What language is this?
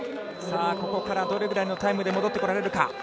Japanese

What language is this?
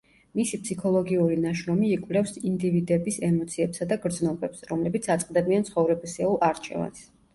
Georgian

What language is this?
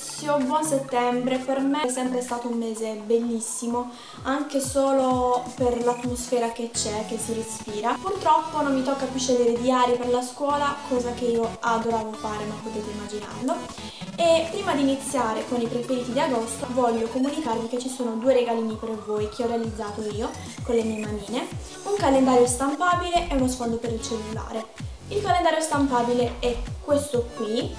Italian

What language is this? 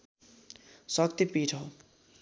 Nepali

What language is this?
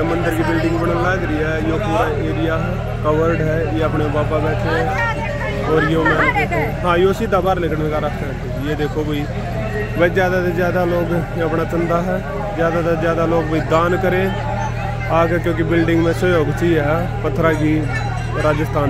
Hindi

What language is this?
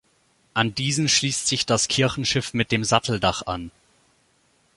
German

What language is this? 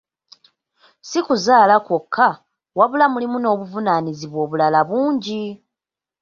Ganda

